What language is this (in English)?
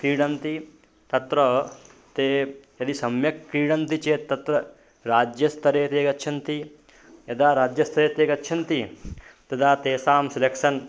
Sanskrit